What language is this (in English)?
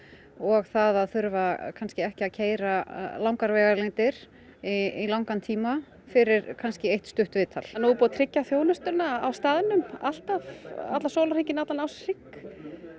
Icelandic